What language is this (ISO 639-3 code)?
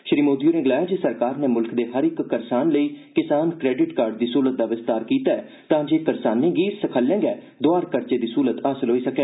doi